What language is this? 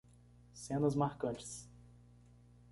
Portuguese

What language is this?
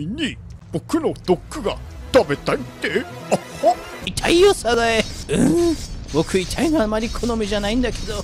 Japanese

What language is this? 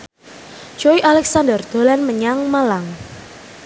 Javanese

